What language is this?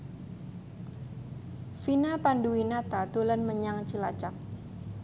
Javanese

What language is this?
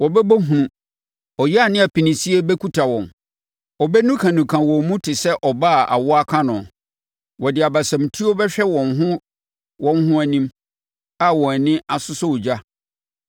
Akan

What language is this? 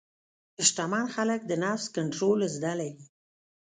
Pashto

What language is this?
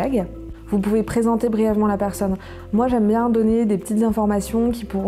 French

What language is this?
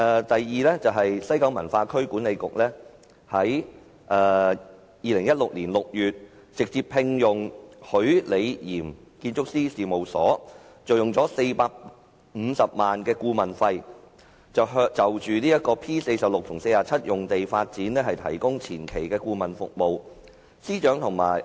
Cantonese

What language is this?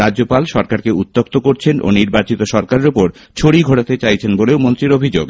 Bangla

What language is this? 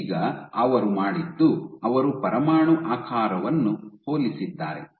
Kannada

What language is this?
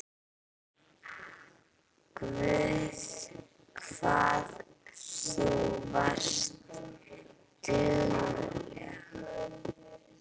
Icelandic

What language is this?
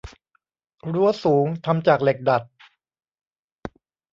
Thai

